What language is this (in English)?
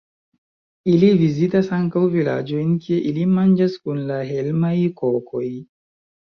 Esperanto